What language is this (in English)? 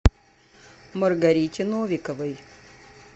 Russian